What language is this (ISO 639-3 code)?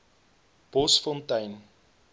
afr